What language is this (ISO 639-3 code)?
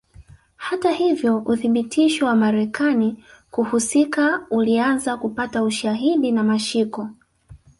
swa